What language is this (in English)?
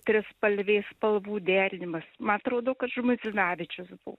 Lithuanian